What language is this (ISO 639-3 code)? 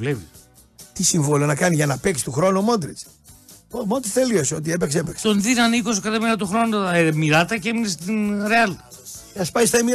ell